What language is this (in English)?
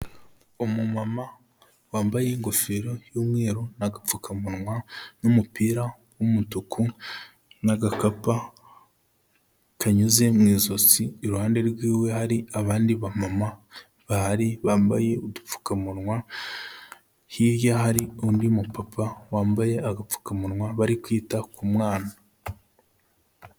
Kinyarwanda